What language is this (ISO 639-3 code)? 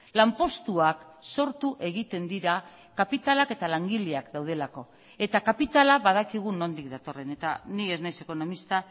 eus